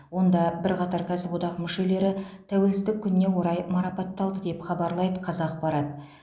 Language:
Kazakh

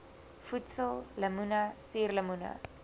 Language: Afrikaans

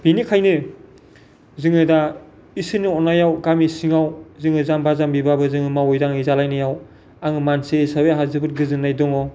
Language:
Bodo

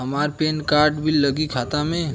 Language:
Bhojpuri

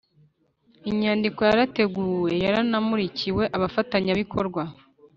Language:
Kinyarwanda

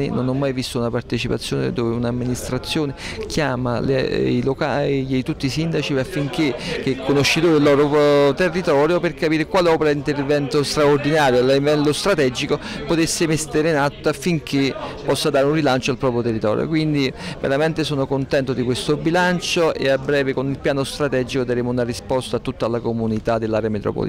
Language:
Italian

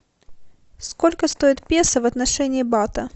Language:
Russian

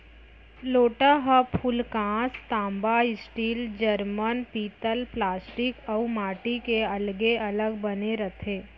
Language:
Chhattisgarhi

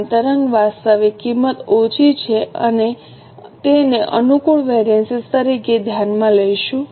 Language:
Gujarati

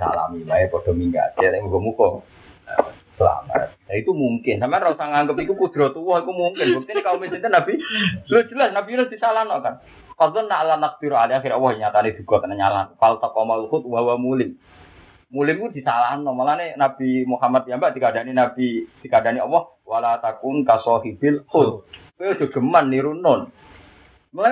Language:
Indonesian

